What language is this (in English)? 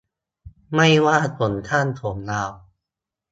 Thai